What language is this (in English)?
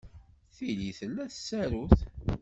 Kabyle